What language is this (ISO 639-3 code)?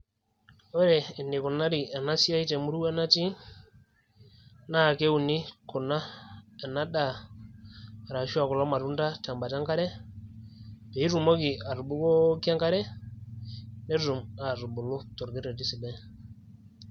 mas